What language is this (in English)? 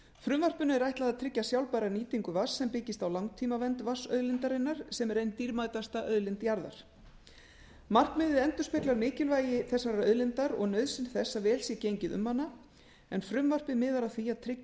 Icelandic